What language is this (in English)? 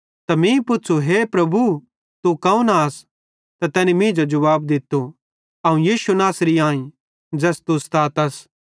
Bhadrawahi